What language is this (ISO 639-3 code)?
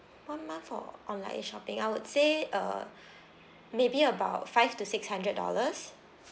eng